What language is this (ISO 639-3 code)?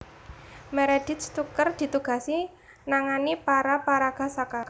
jav